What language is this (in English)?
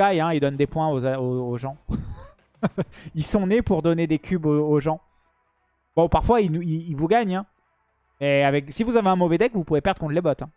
French